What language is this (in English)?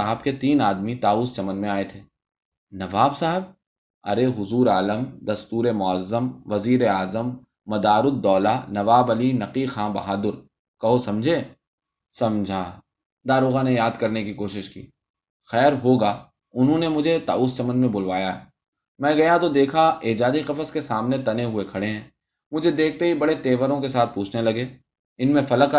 Urdu